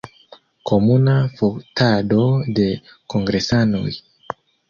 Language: Esperanto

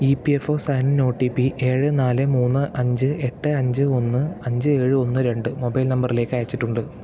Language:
Malayalam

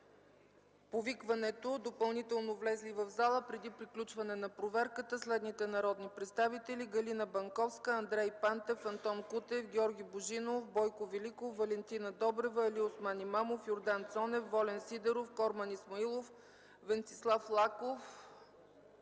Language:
Bulgarian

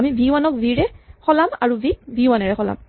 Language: Assamese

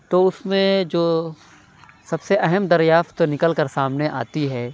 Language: Urdu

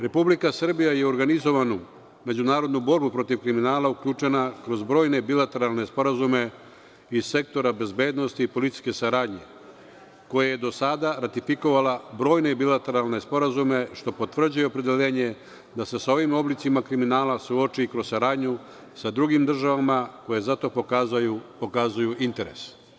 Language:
Serbian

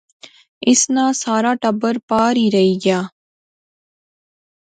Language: Pahari-Potwari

